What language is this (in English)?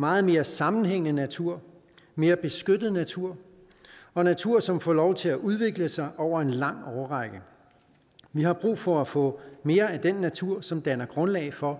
Danish